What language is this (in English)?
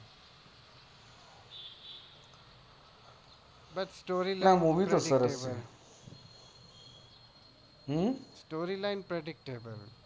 Gujarati